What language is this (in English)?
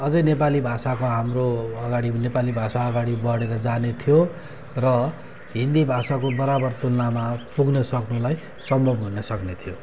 Nepali